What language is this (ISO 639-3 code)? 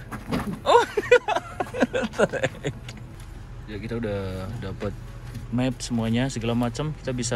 ind